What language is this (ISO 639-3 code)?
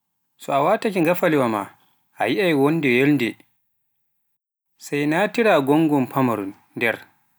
fuf